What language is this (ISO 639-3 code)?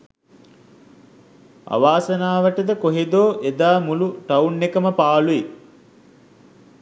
sin